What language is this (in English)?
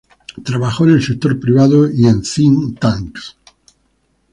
Spanish